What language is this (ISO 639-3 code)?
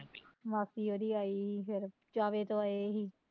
pan